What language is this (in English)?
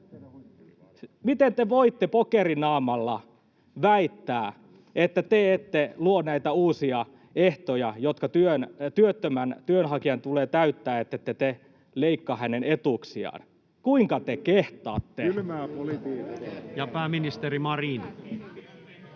Finnish